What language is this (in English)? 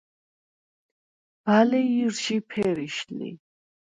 Svan